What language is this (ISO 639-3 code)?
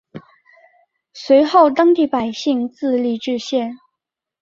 zho